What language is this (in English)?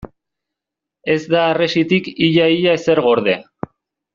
Basque